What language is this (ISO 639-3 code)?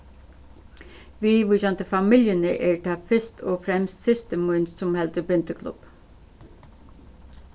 fao